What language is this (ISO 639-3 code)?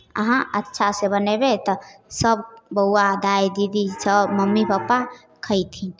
mai